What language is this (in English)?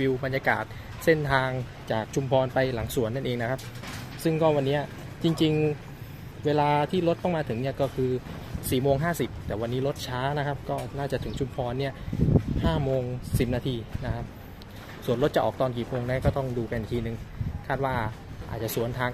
Thai